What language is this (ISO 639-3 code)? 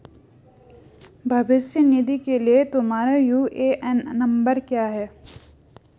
hin